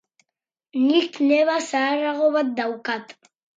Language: Basque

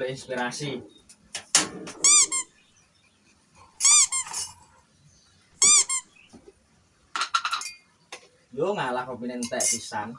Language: Indonesian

